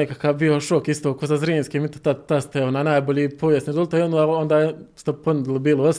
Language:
Croatian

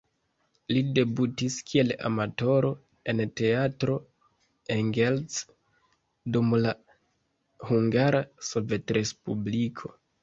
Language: Esperanto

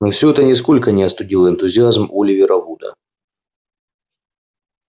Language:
Russian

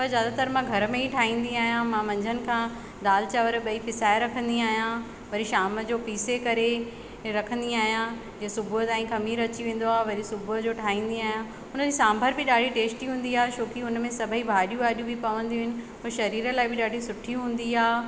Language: Sindhi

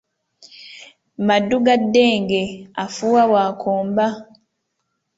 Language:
Ganda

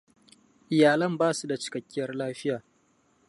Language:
Hausa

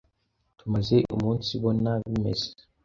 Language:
Kinyarwanda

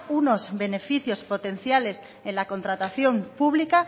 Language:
Spanish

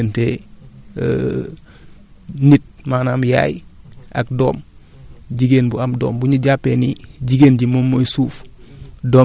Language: Wolof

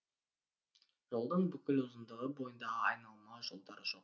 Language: Kazakh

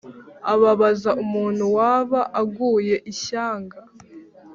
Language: Kinyarwanda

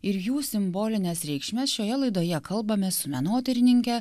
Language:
Lithuanian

